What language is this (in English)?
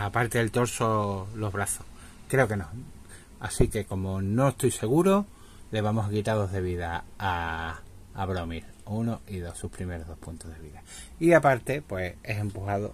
Spanish